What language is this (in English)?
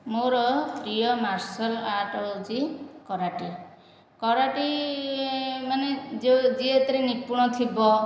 Odia